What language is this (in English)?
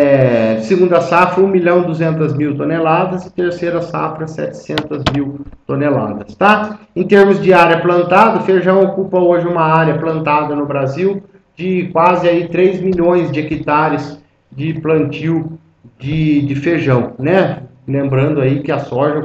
Portuguese